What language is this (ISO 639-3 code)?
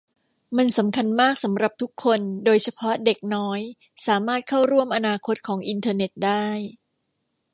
tha